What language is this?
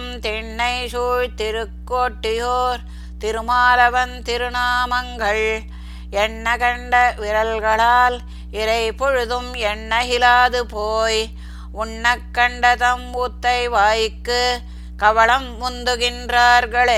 Tamil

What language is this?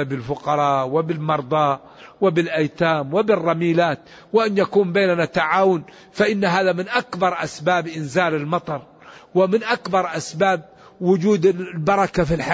Arabic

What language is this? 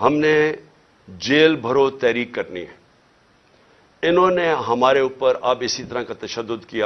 Urdu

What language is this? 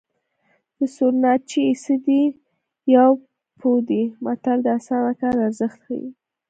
Pashto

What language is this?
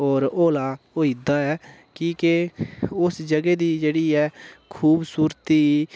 Dogri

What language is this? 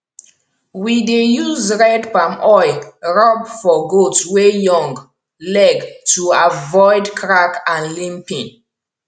Nigerian Pidgin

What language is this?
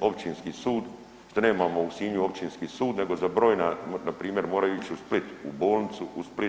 Croatian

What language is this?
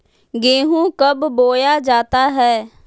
Magahi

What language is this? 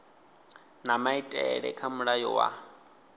Venda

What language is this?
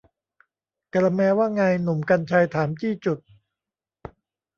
Thai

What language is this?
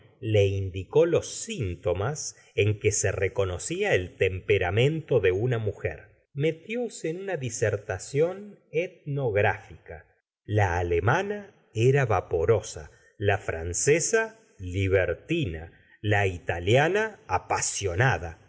Spanish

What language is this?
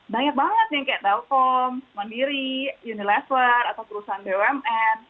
Indonesian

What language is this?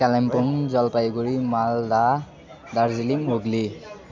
Nepali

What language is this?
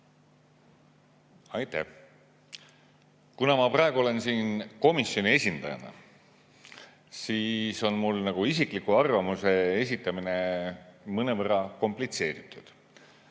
Estonian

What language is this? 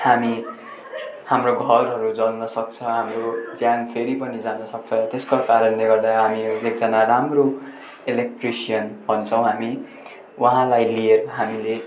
Nepali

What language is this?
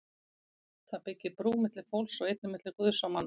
Icelandic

